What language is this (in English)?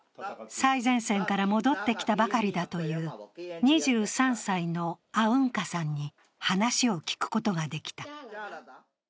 Japanese